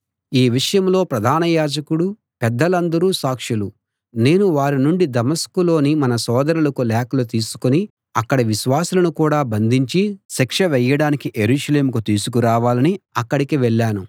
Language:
Telugu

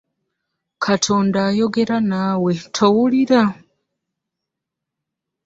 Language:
Ganda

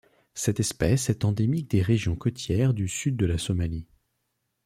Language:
French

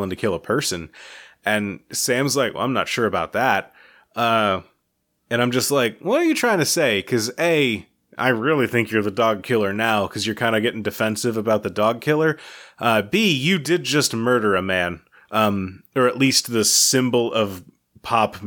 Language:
English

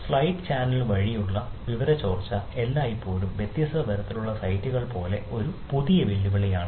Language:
Malayalam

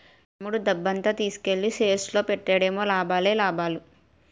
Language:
Telugu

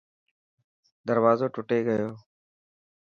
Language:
Dhatki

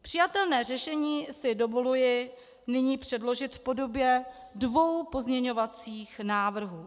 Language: Czech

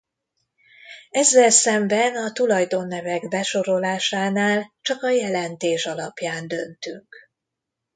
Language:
Hungarian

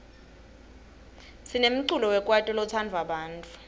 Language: Swati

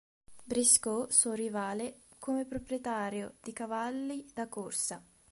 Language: Italian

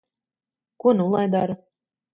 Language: Latvian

